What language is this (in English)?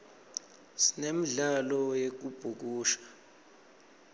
Swati